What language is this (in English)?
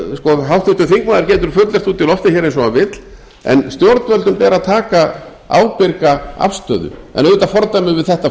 Icelandic